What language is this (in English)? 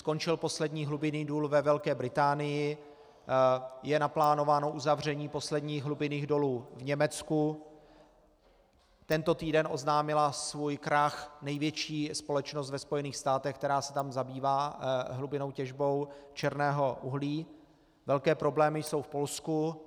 Czech